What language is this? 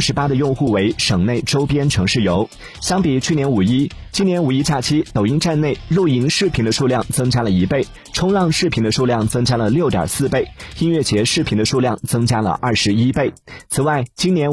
Chinese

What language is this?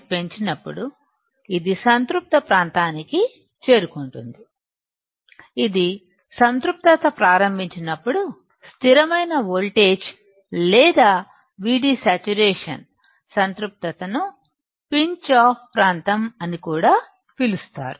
Telugu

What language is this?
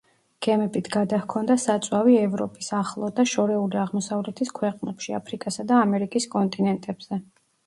Georgian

